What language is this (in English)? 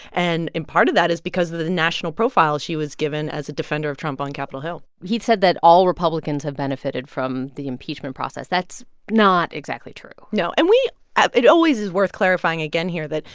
English